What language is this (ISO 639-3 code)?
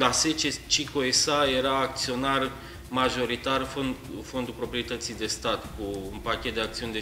ron